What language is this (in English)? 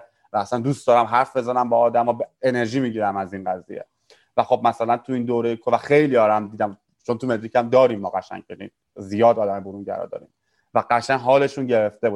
Persian